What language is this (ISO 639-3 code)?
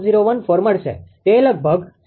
guj